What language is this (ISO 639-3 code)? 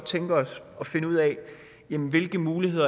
dan